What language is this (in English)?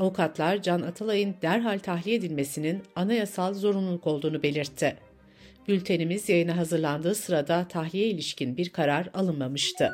Turkish